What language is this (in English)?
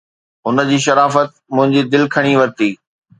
Sindhi